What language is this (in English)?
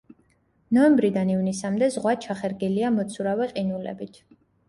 Georgian